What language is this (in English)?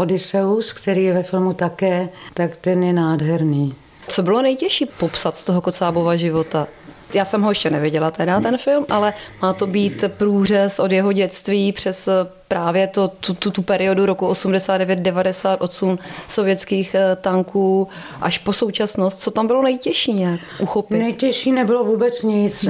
Czech